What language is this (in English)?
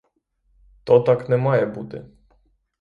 Ukrainian